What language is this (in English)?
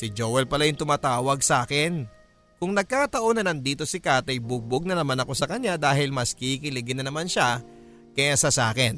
Filipino